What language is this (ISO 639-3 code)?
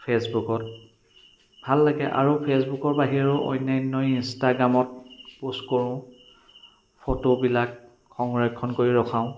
asm